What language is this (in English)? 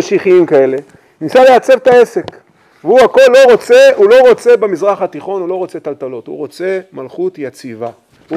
Hebrew